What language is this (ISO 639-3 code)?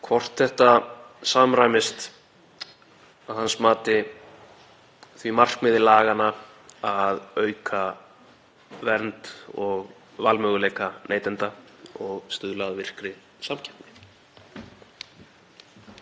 isl